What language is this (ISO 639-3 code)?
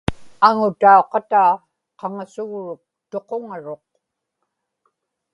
ipk